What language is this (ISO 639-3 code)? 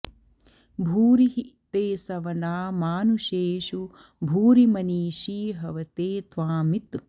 san